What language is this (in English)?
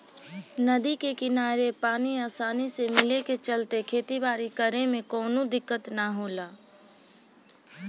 Bhojpuri